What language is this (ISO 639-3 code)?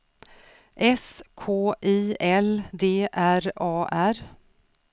swe